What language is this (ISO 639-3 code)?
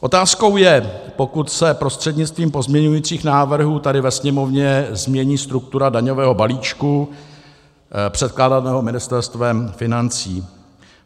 ces